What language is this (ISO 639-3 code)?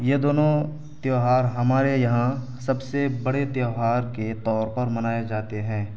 urd